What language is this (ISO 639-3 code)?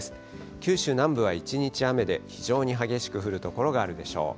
jpn